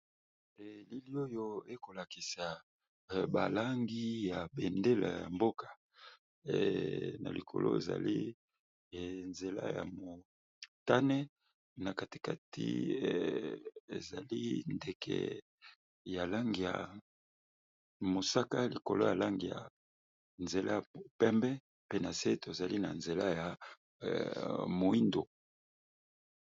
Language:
Lingala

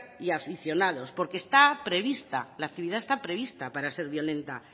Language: Spanish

